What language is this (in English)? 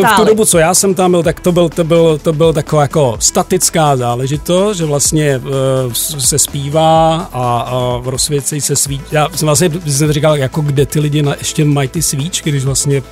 Czech